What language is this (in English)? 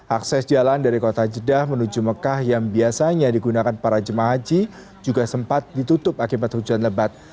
Indonesian